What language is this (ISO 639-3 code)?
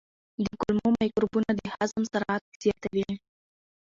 pus